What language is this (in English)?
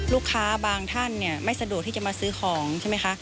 Thai